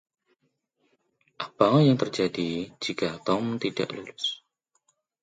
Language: Indonesian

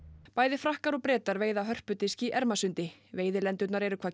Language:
Icelandic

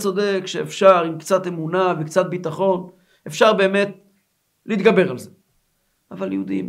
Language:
Hebrew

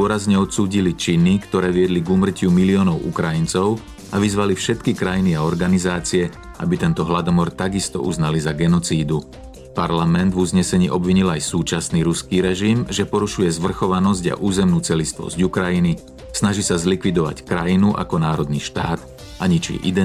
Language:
Slovak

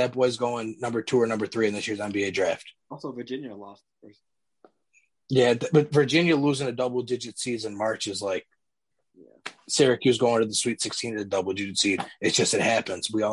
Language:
English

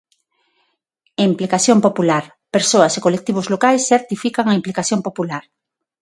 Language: Galician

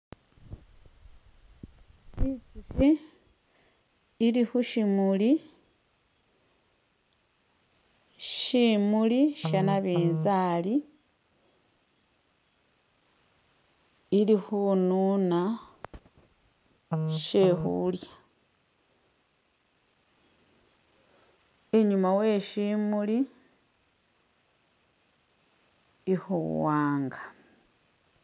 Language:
Masaaba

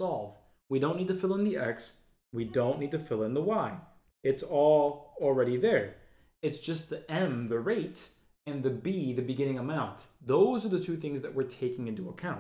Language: English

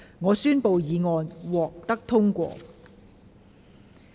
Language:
Cantonese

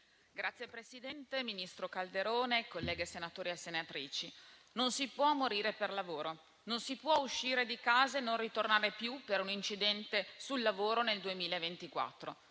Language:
Italian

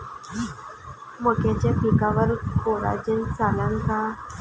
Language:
Marathi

